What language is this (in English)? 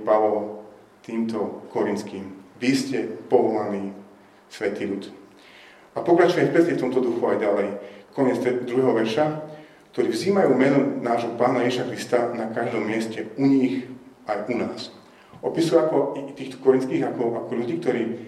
Slovak